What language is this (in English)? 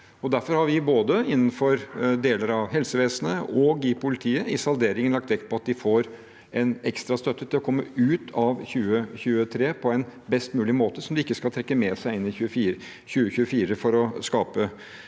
Norwegian